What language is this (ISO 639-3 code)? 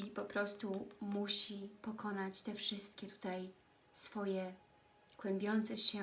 pol